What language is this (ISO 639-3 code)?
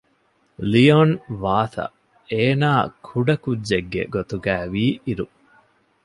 div